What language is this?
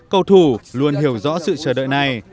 Vietnamese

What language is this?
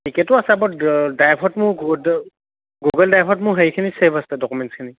Assamese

